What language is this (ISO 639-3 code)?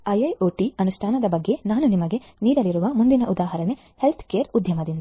kan